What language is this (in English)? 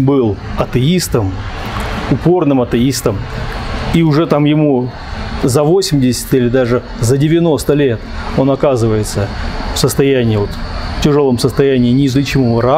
Russian